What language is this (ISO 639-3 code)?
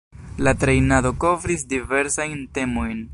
epo